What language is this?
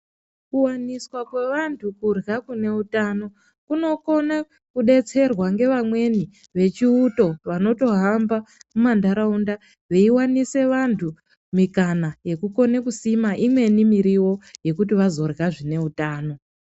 Ndau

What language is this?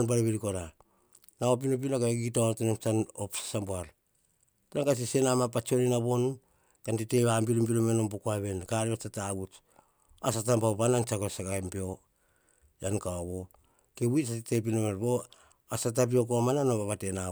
Hahon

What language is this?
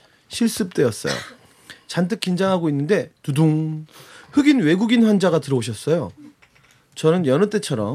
Korean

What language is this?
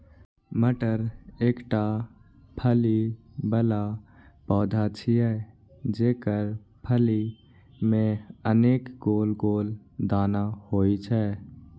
Maithili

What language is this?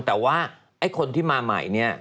Thai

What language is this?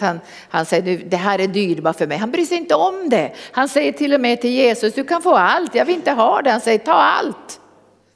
Swedish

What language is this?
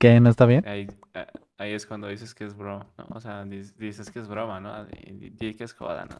Spanish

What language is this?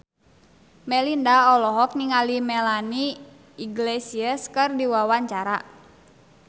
Sundanese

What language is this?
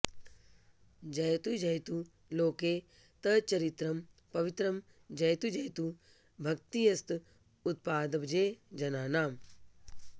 Sanskrit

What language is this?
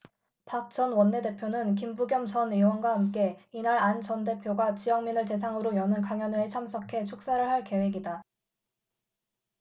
Korean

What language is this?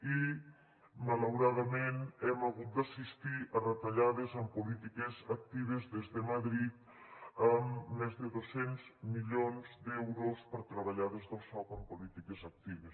Catalan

